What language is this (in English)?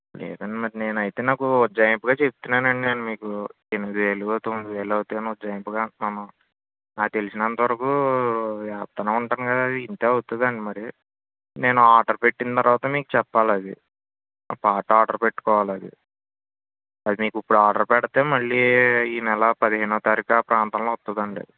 Telugu